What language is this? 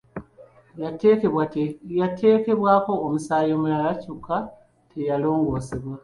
Ganda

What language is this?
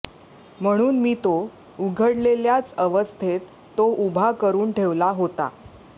Marathi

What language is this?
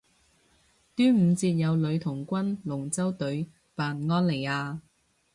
Cantonese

